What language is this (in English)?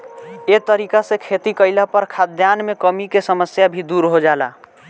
Bhojpuri